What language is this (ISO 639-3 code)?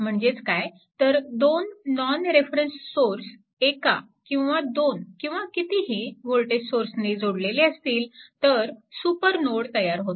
mar